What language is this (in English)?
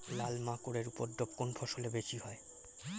Bangla